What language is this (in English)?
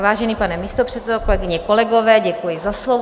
Czech